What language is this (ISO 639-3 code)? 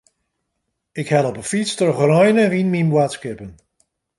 fry